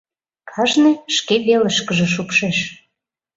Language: Mari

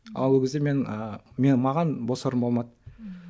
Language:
Kazakh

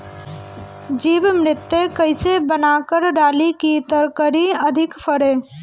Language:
Bhojpuri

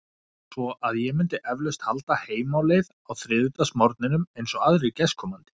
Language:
Icelandic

